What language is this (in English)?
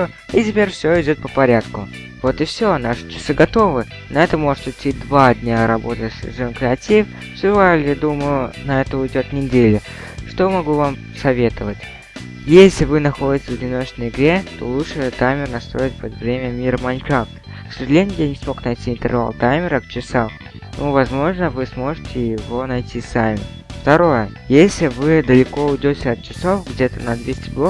Russian